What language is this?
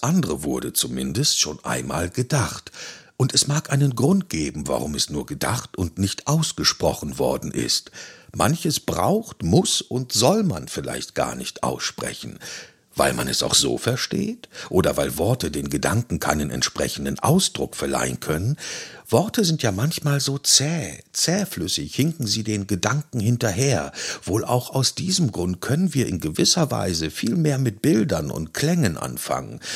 German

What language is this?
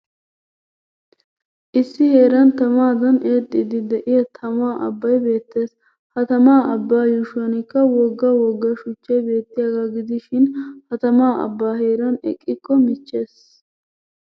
Wolaytta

